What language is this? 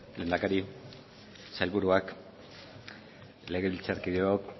Basque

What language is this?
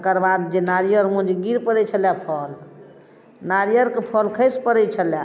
Maithili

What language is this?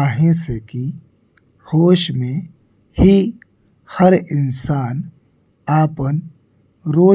Bhojpuri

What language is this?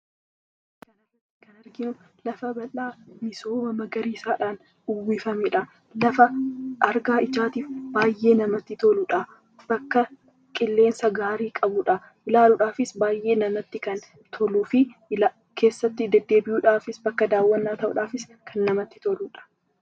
Oromo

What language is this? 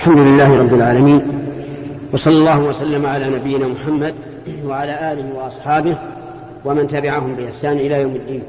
Arabic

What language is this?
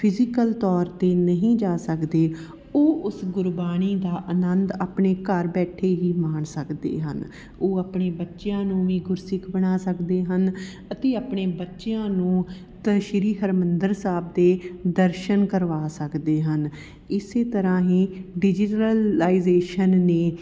Punjabi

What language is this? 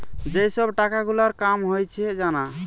Bangla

